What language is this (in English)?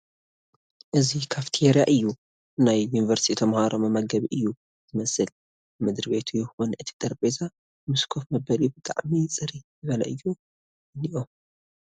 Tigrinya